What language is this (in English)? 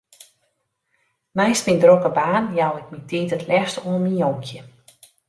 Western Frisian